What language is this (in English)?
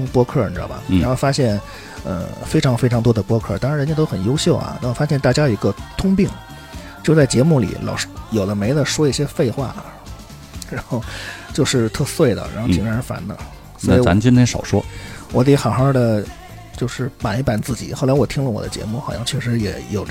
Chinese